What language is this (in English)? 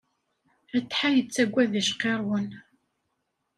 Kabyle